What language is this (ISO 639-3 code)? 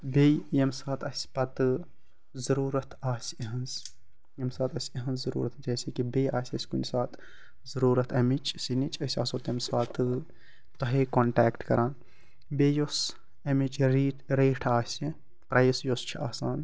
kas